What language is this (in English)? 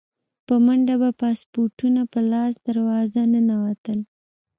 Pashto